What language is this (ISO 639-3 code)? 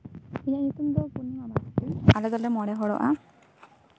sat